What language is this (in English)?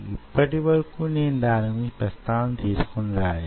Telugu